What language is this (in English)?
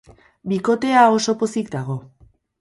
Basque